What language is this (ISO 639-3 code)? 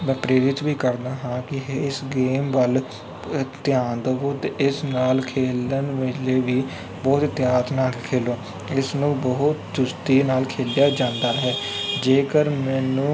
pan